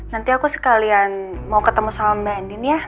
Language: Indonesian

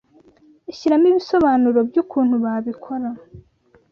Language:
Kinyarwanda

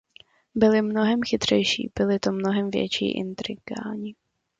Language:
Czech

